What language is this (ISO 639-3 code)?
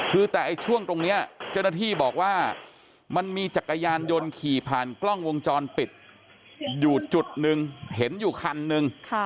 tha